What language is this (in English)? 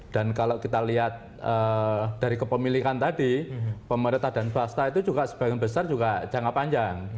Indonesian